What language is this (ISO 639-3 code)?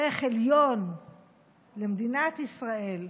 heb